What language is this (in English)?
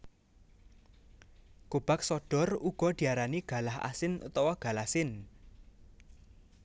Javanese